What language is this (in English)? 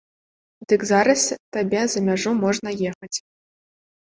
Belarusian